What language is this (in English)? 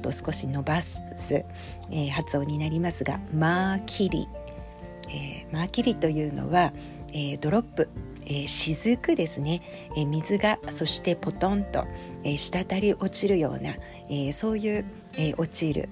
Japanese